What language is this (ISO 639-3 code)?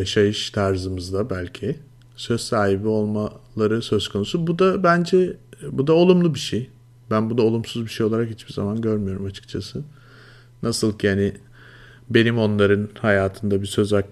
tur